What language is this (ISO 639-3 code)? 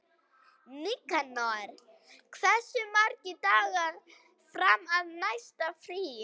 isl